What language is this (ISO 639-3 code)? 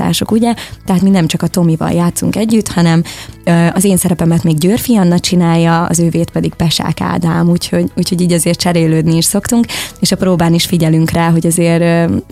hun